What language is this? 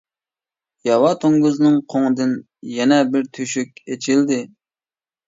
Uyghur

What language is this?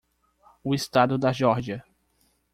Portuguese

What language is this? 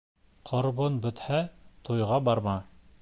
Bashkir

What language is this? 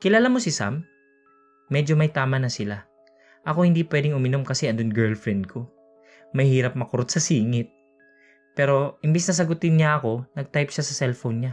Filipino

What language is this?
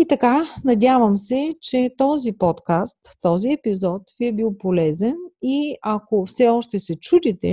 Bulgarian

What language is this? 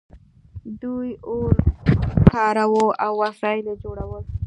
Pashto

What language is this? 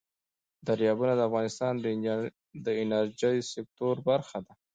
Pashto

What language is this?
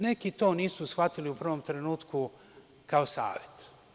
Serbian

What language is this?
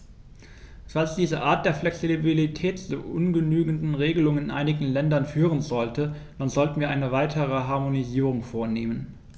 German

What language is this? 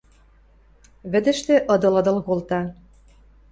Western Mari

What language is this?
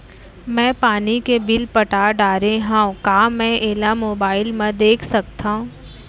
Chhattisgarhi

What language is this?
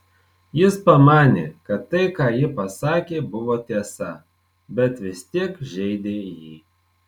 Lithuanian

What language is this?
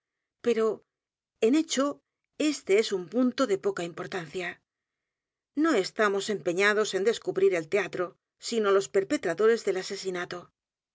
Spanish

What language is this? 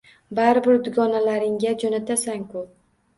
Uzbek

